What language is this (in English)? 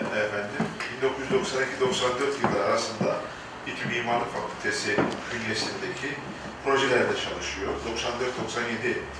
Turkish